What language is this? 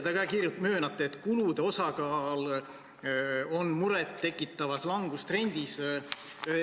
Estonian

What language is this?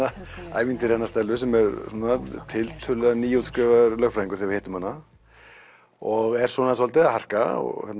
Icelandic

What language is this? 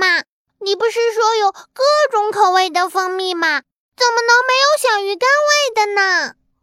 Chinese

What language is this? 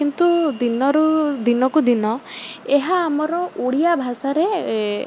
Odia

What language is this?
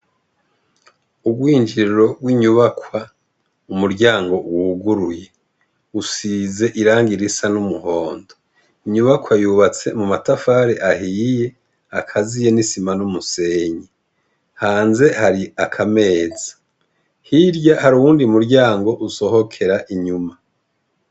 Rundi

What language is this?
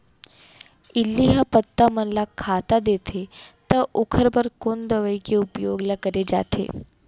Chhattisgarhi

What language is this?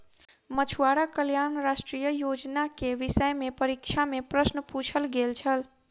Maithili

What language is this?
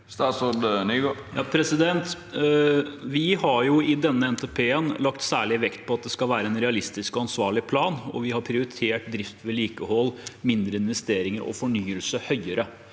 Norwegian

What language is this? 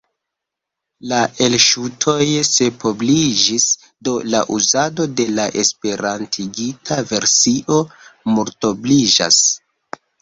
Esperanto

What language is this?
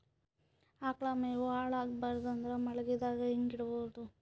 Kannada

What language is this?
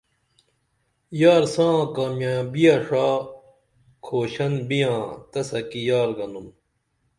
Dameli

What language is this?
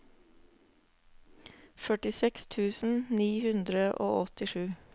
Norwegian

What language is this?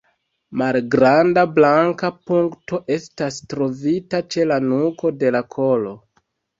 Esperanto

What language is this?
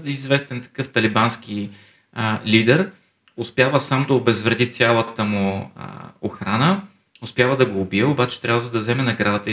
Bulgarian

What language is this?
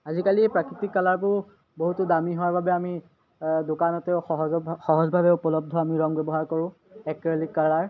Assamese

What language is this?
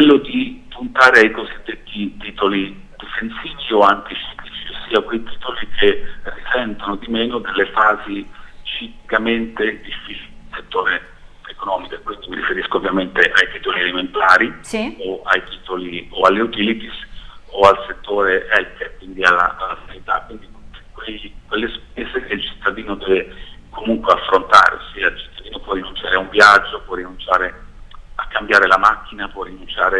Italian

